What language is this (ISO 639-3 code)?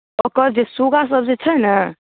mai